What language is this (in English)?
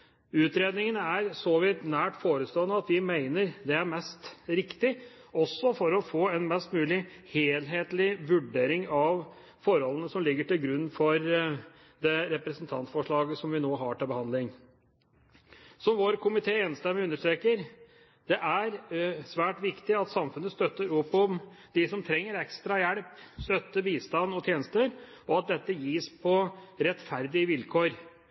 Norwegian Bokmål